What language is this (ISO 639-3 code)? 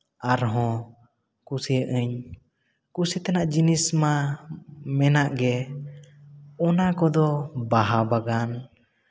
sat